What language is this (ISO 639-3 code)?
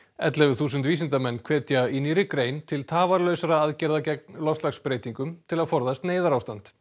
isl